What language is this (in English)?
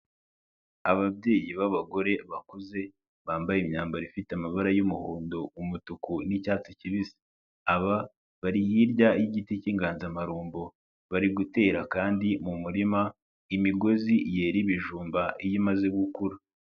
Kinyarwanda